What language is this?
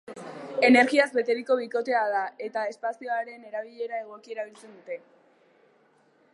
Basque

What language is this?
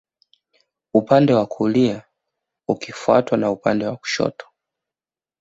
Swahili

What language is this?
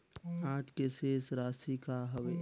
Chhattisgarhi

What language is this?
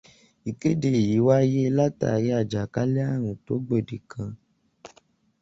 Yoruba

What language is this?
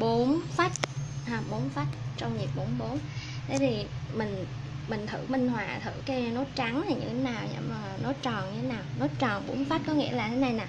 Vietnamese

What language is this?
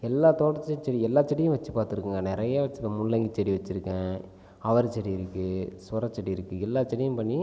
Tamil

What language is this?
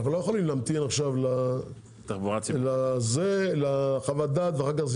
Hebrew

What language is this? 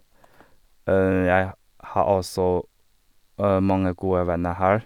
Norwegian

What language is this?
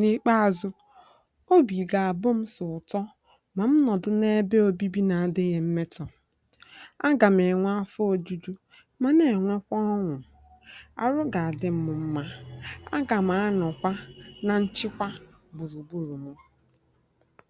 Igbo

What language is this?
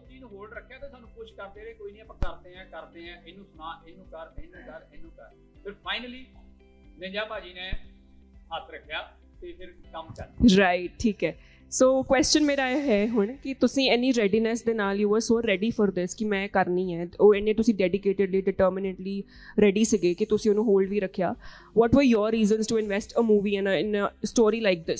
Punjabi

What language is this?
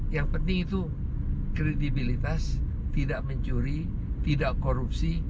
Indonesian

